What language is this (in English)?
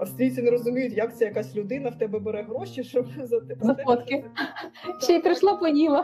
Ukrainian